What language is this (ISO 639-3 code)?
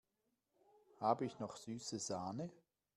deu